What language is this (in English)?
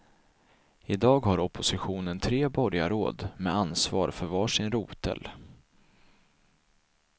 Swedish